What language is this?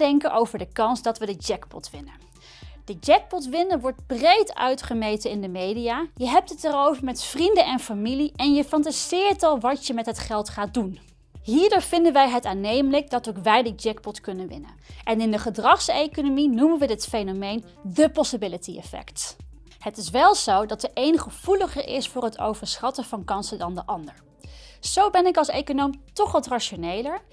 Dutch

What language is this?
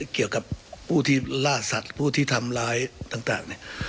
Thai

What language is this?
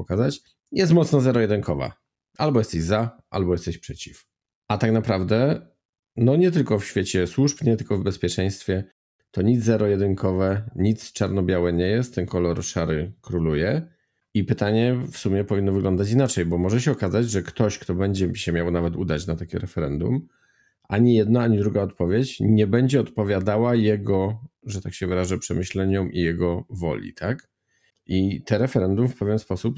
Polish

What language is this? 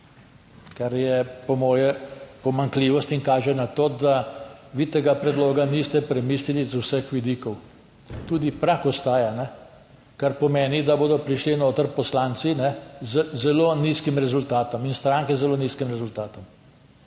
Slovenian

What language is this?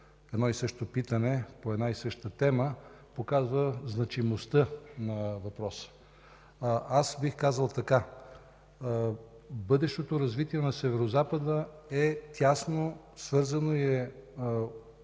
Bulgarian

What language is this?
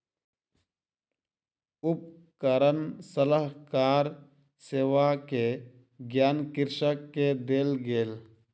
Maithili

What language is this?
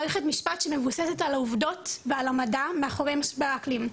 Hebrew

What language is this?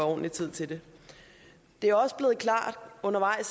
Danish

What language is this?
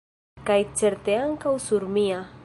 Esperanto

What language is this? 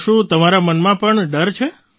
Gujarati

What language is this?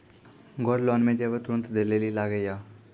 Maithili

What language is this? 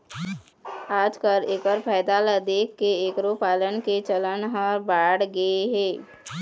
Chhattisgarhi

